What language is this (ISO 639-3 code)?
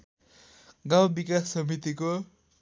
nep